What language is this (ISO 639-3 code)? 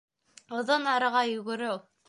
bak